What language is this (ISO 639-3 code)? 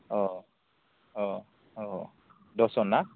brx